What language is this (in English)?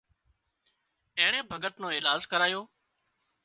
Wadiyara Koli